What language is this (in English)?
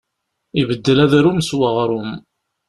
Kabyle